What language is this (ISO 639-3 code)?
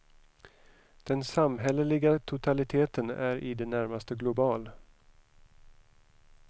swe